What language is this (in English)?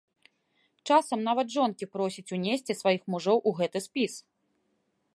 Belarusian